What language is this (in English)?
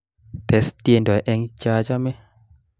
Kalenjin